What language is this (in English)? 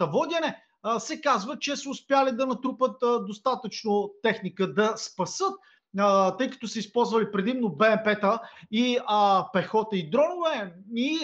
Bulgarian